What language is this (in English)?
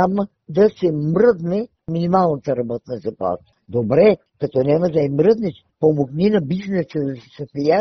Bulgarian